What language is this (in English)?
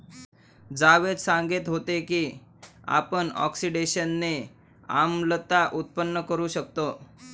Marathi